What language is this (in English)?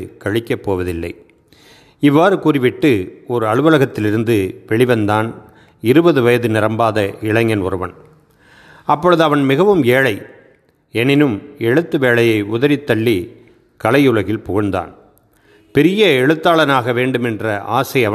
Tamil